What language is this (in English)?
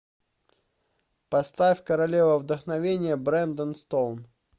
Russian